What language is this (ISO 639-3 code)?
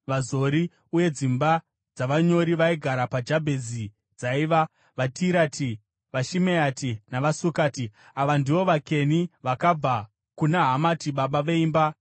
sna